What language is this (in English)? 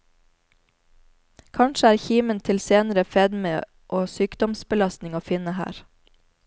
Norwegian